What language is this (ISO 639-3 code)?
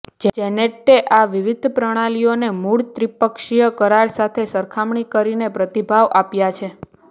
guj